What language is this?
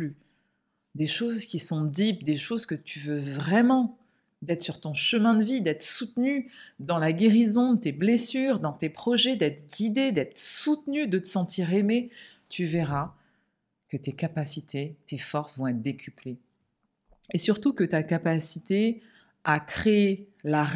French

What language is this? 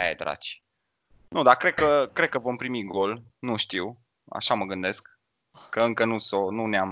Romanian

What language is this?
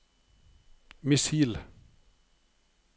Norwegian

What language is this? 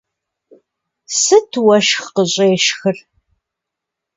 Kabardian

